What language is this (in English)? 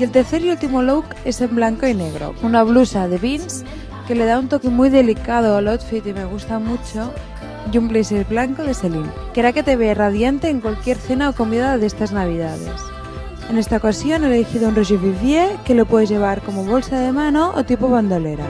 Spanish